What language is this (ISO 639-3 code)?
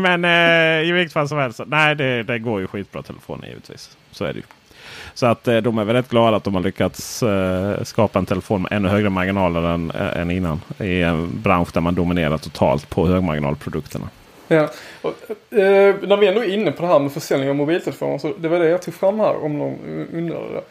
swe